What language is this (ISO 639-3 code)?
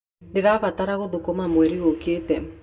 kik